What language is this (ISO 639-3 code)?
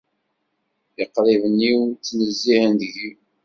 kab